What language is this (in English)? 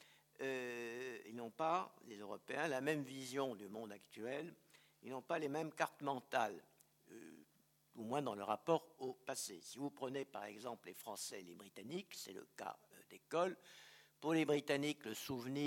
French